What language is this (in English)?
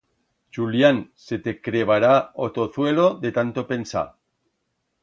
Aragonese